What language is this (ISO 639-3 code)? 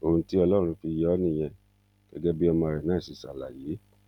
yor